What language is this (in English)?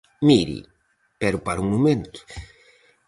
Galician